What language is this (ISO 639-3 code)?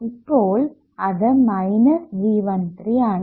mal